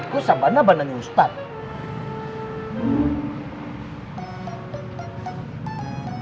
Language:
Indonesian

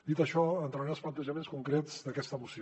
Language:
Catalan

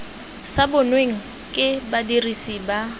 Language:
Tswana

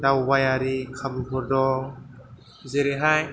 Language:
Bodo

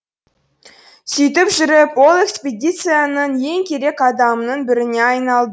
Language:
Kazakh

